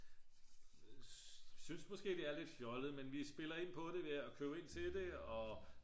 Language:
Danish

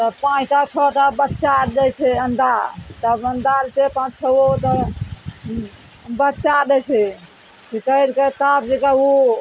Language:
Maithili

